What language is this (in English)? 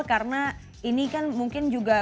Indonesian